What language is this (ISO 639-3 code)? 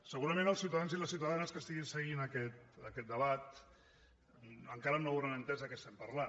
cat